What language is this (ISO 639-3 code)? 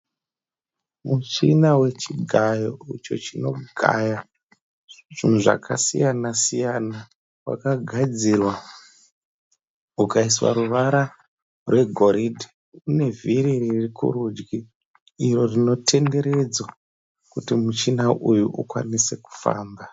sna